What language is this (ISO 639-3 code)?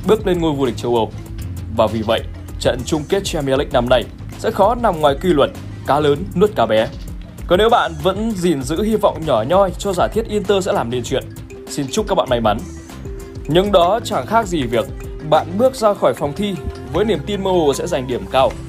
vie